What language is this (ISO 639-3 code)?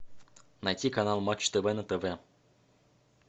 rus